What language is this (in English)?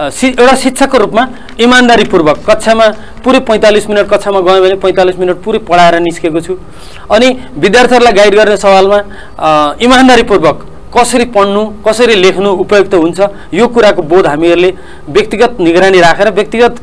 Korean